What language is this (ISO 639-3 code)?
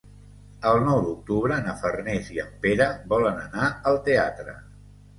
cat